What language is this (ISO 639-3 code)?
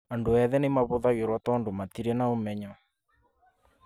kik